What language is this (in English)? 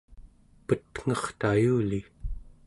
Central Yupik